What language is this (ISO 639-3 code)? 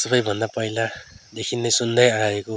nep